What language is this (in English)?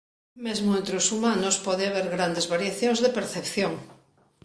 Galician